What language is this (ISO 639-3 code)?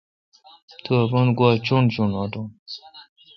xka